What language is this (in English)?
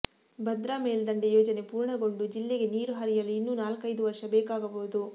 Kannada